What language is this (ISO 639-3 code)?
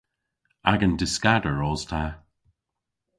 cor